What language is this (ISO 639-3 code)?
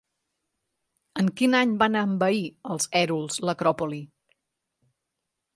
cat